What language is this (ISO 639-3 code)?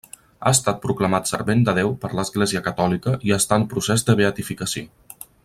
cat